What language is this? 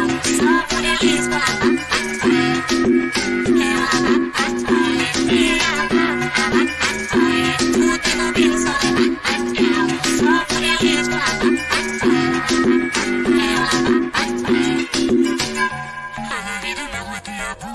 Tamil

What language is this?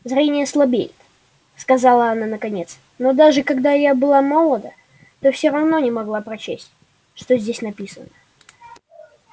Russian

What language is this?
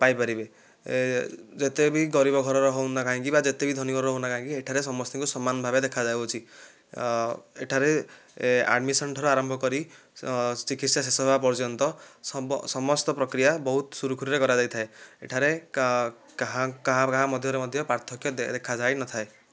Odia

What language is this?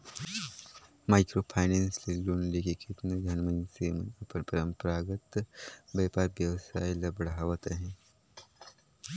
Chhattisgarhi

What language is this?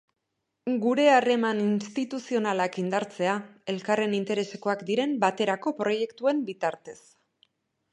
Basque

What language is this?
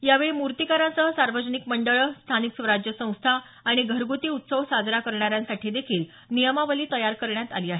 Marathi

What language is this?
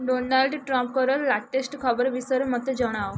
Odia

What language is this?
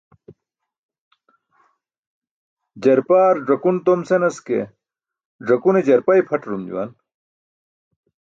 Burushaski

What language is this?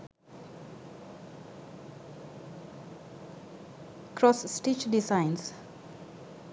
Sinhala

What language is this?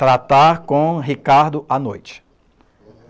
Portuguese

